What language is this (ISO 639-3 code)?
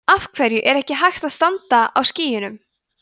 isl